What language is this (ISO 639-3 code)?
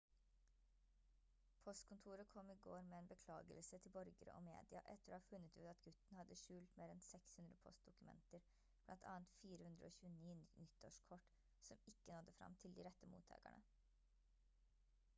nob